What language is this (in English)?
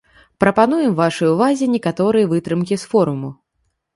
Belarusian